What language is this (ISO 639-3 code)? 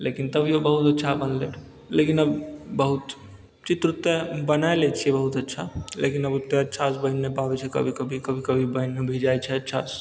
mai